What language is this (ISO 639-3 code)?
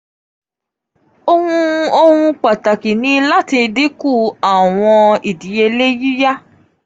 yor